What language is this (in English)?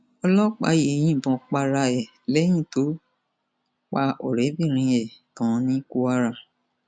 Yoruba